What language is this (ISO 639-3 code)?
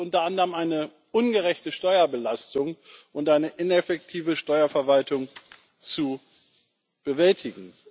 deu